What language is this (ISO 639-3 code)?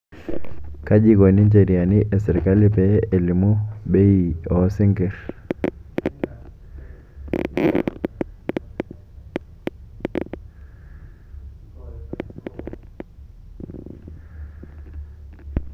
mas